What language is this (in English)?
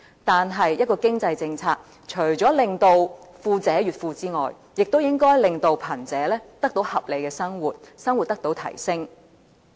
Cantonese